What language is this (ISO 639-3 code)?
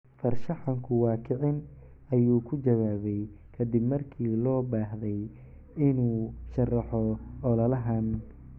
som